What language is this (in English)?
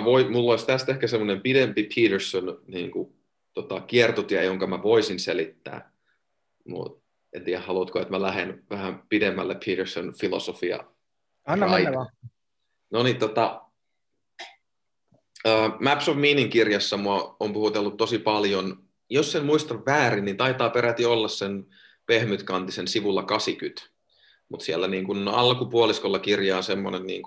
Finnish